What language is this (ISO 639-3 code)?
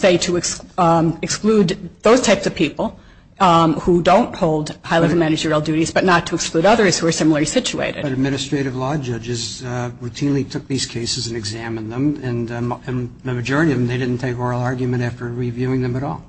eng